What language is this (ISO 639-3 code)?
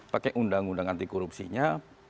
ind